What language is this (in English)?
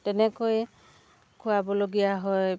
Assamese